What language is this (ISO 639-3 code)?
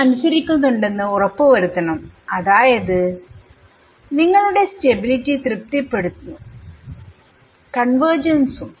mal